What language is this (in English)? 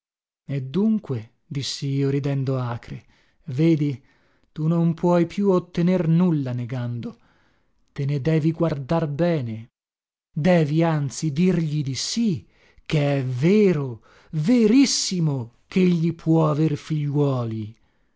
Italian